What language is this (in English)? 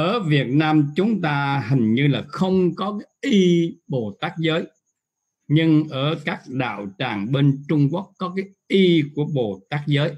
Vietnamese